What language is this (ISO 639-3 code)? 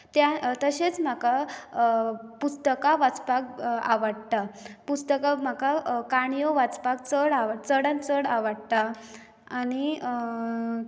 kok